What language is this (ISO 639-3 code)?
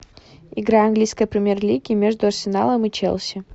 rus